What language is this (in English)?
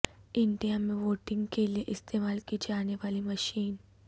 Urdu